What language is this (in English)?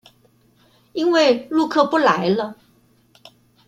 Chinese